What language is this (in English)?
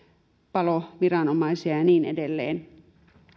Finnish